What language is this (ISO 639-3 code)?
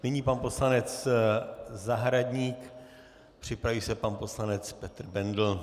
ces